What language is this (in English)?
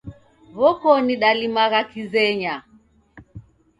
Taita